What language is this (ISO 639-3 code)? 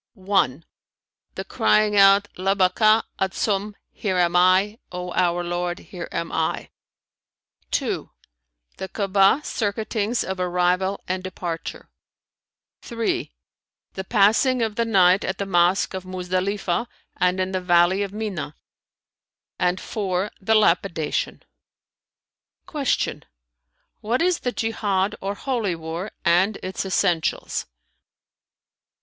eng